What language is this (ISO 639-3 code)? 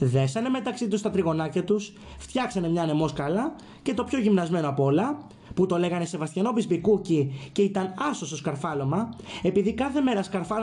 ell